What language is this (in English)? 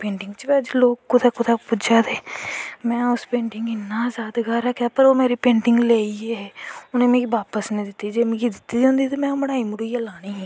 Dogri